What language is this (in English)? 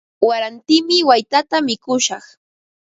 Ambo-Pasco Quechua